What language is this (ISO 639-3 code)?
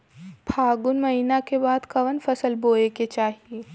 bho